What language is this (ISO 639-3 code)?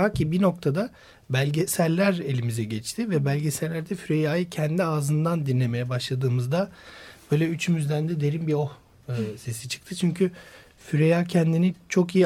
tur